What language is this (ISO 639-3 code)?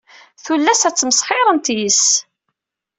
kab